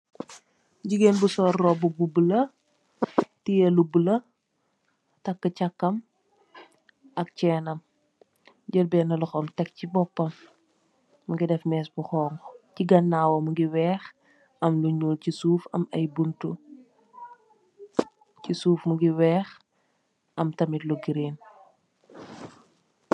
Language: Wolof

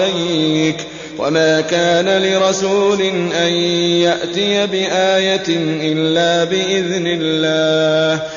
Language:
Arabic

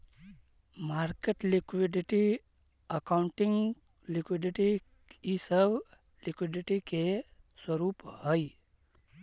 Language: Magahi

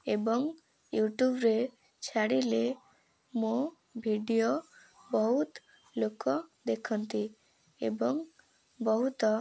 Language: Odia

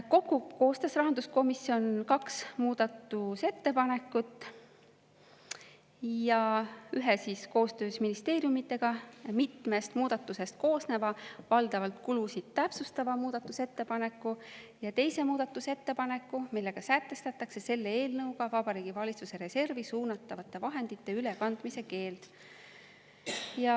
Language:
Estonian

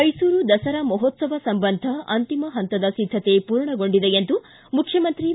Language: Kannada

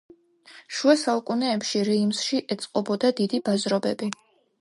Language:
Georgian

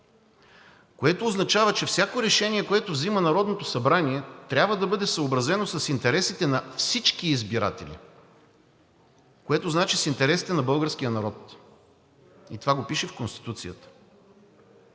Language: Bulgarian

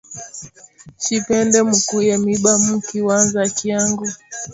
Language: Swahili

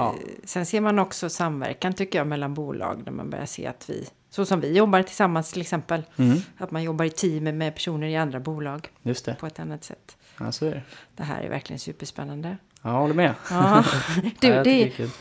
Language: Swedish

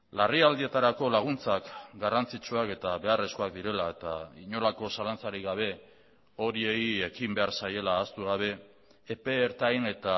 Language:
Basque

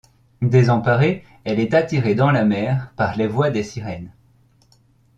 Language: French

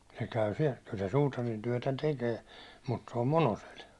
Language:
Finnish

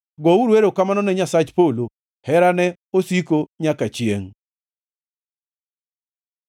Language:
Luo (Kenya and Tanzania)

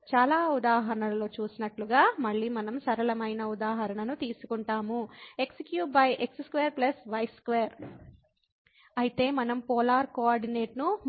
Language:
Telugu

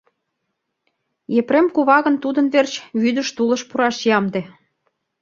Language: Mari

